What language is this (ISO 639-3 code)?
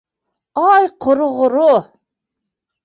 bak